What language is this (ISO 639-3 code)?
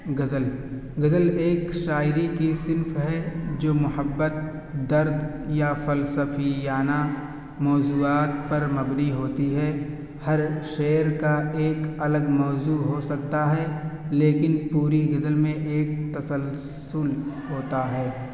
urd